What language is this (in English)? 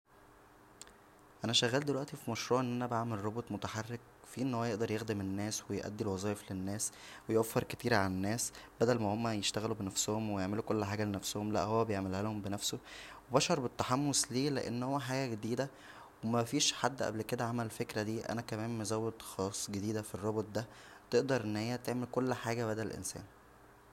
Egyptian Arabic